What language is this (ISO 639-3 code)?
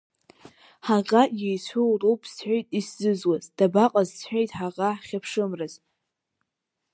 abk